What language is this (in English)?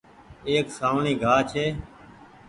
Goaria